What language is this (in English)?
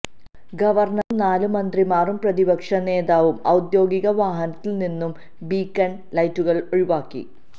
Malayalam